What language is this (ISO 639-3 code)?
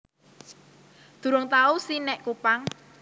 jav